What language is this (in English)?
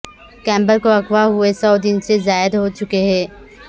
Urdu